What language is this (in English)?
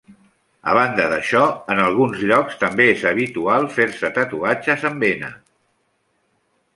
Catalan